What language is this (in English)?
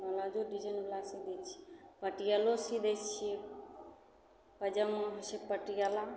Maithili